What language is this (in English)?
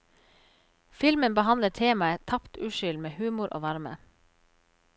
Norwegian